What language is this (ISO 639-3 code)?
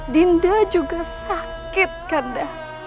ind